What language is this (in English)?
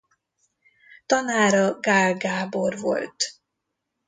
Hungarian